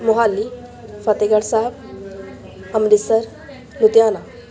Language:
Punjabi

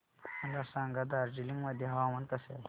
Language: Marathi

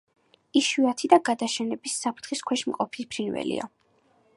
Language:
Georgian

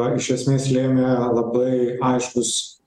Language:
Lithuanian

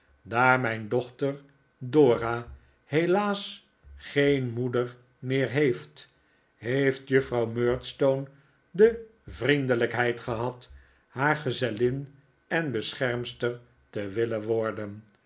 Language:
Dutch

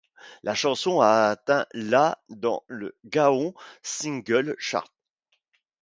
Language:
French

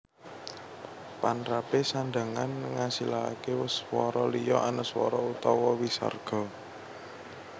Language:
Javanese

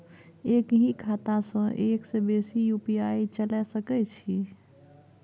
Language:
Maithili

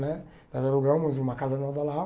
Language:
Portuguese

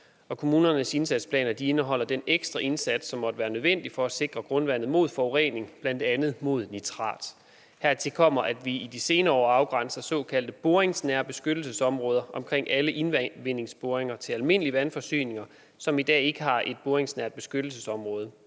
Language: Danish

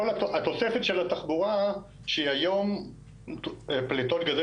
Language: Hebrew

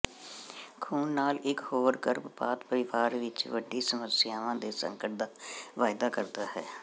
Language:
Punjabi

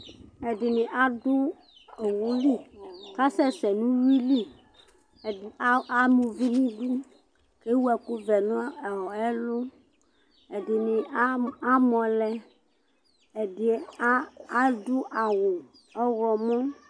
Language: Ikposo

